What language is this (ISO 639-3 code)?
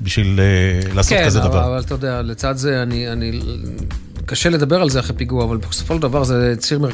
heb